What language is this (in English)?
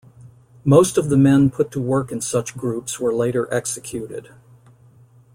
English